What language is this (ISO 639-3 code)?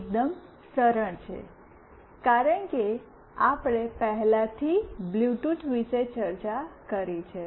guj